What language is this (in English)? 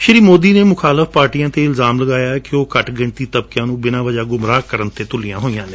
Punjabi